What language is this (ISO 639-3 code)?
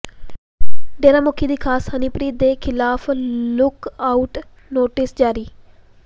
pan